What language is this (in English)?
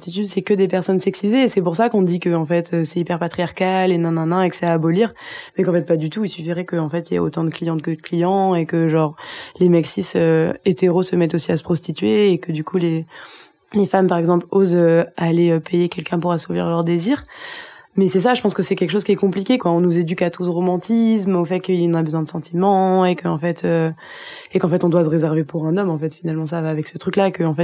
French